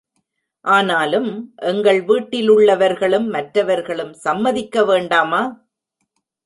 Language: Tamil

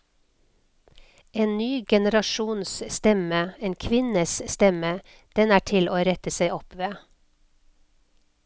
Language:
Norwegian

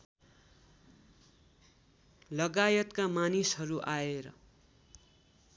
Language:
Nepali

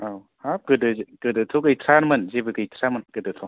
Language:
Bodo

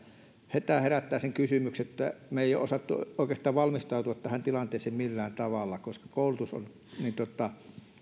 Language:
Finnish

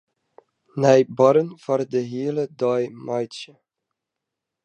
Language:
Western Frisian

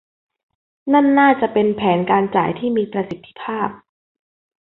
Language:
Thai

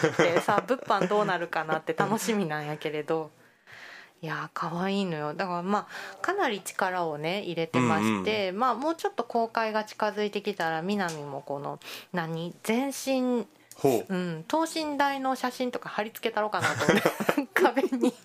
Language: Japanese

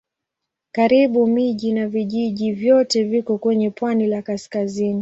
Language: Swahili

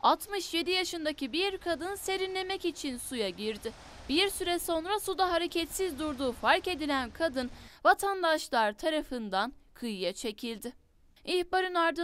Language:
Turkish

